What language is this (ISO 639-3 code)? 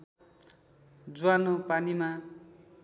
nep